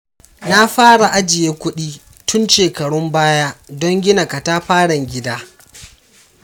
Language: Hausa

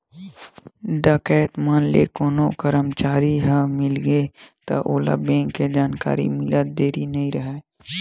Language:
Chhattisgarhi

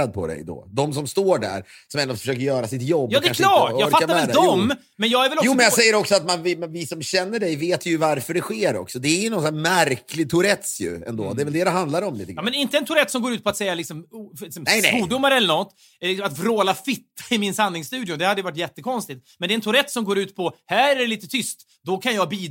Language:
Swedish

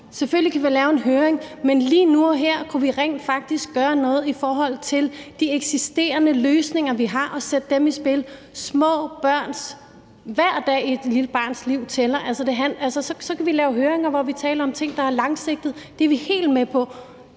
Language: Danish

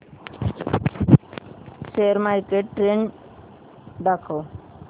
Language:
Marathi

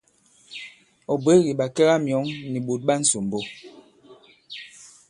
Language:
Bankon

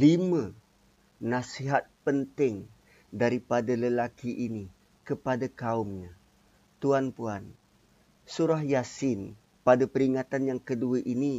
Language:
Malay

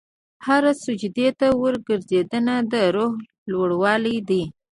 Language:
Pashto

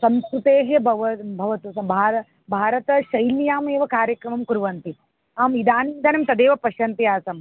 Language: Sanskrit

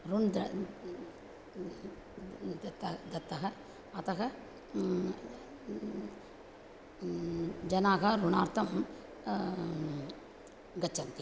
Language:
Sanskrit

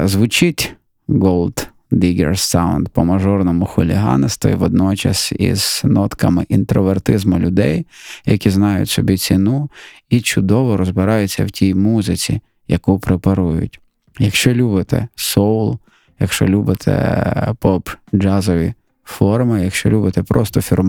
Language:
Ukrainian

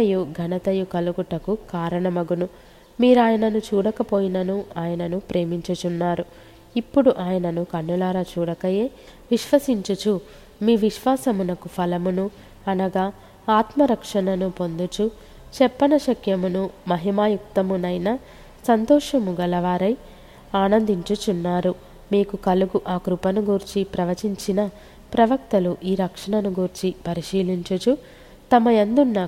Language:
Telugu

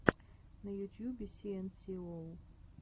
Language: Russian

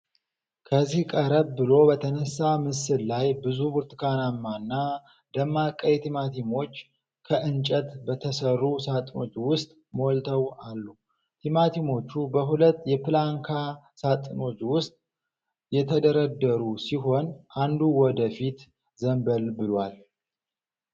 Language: Amharic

